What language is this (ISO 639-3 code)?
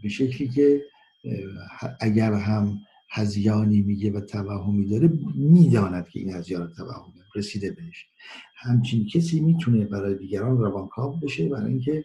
fas